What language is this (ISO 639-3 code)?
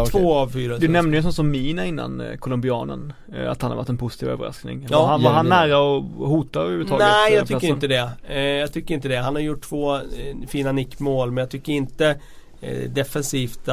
swe